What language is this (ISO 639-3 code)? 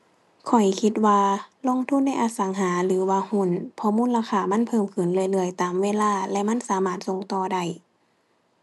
tha